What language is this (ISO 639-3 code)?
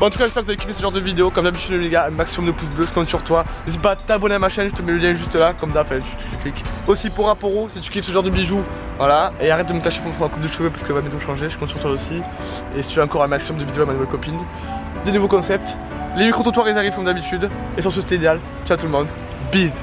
fra